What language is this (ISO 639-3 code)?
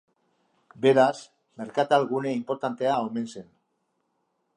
eus